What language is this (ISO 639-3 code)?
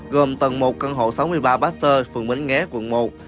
vie